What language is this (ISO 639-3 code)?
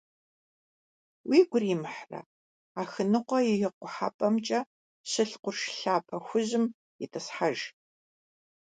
kbd